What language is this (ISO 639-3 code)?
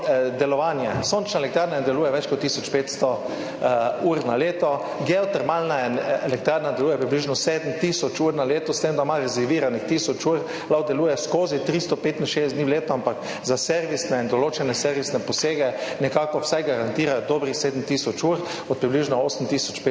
slv